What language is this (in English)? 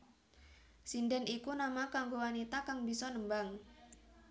Javanese